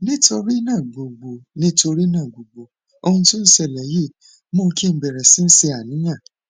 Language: Yoruba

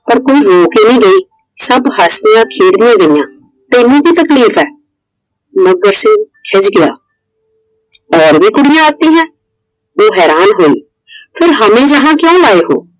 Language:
Punjabi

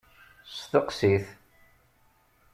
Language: Kabyle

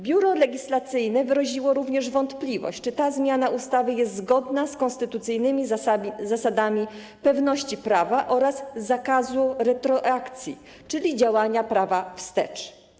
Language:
Polish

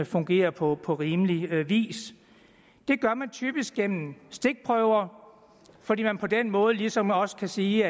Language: Danish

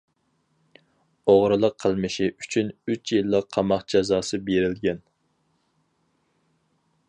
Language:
Uyghur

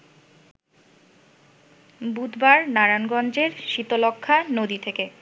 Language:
Bangla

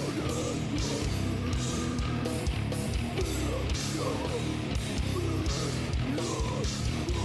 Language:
Malay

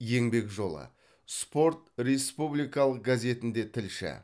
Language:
Kazakh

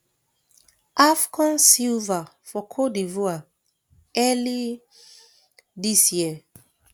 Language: Nigerian Pidgin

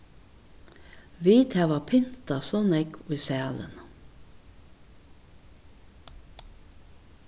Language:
Faroese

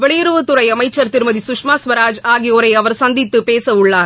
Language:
Tamil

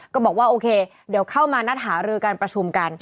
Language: Thai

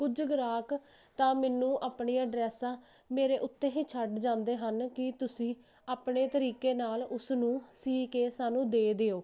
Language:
Punjabi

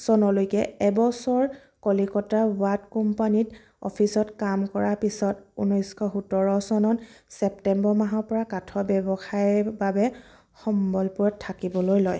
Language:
Assamese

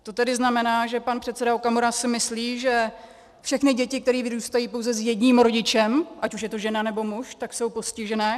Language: Czech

